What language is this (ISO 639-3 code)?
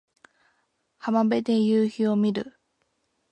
jpn